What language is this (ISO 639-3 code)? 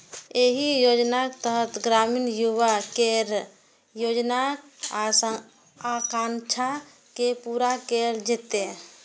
mai